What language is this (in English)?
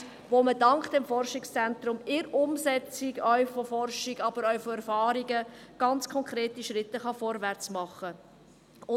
Swiss German